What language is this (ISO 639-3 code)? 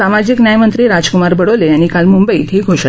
mar